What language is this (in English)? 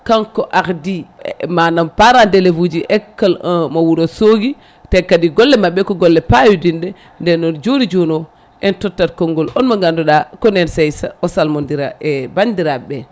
Fula